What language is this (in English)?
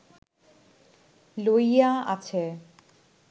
Bangla